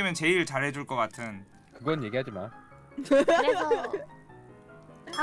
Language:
Korean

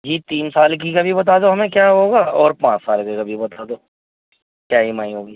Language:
Urdu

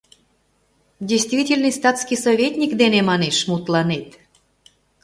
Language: Mari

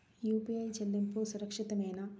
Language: Telugu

